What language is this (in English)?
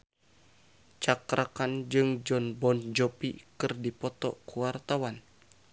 Sundanese